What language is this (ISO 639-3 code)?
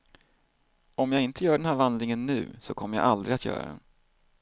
swe